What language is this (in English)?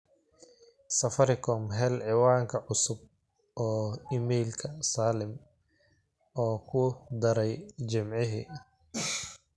Somali